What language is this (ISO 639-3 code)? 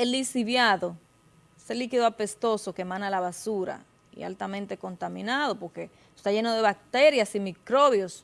spa